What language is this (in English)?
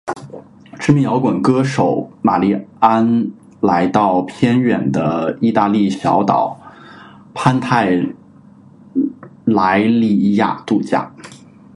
Chinese